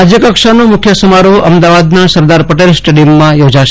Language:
Gujarati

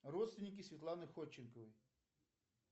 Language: Russian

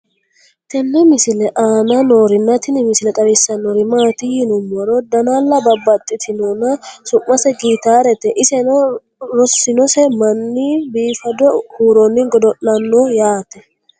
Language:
Sidamo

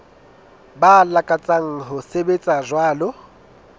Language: Southern Sotho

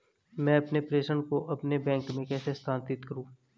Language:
Hindi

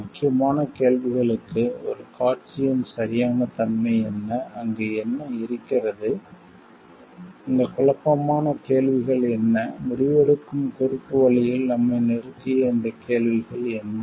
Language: Tamil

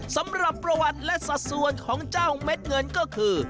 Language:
Thai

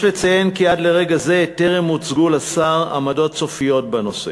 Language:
Hebrew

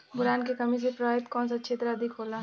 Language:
Bhojpuri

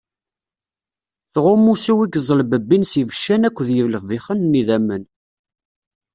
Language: Kabyle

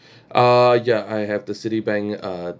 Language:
English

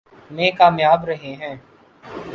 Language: Urdu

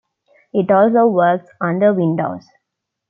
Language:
English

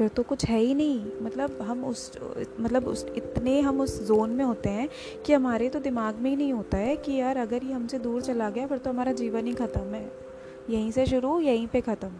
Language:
Hindi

